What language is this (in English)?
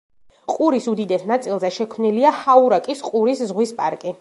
Georgian